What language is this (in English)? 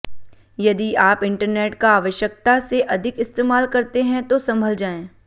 Hindi